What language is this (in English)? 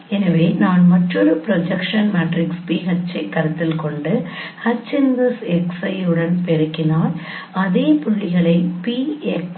Tamil